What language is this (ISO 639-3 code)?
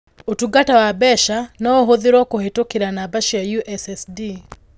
kik